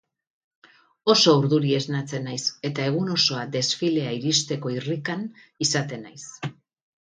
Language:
Basque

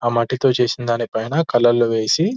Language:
Telugu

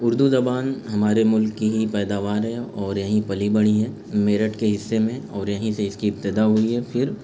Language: Urdu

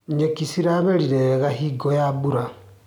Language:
Kikuyu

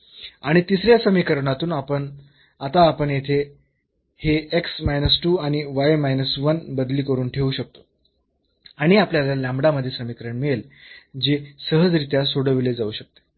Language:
Marathi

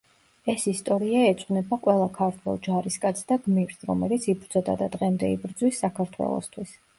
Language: Georgian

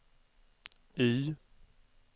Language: Swedish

